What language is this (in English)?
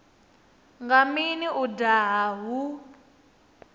Venda